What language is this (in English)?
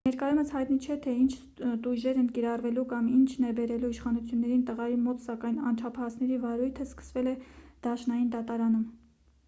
Armenian